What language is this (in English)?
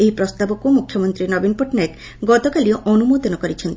Odia